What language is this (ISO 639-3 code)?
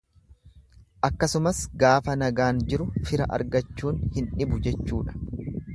orm